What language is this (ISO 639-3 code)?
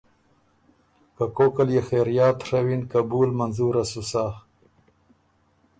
oru